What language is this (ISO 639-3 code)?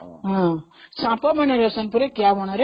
ori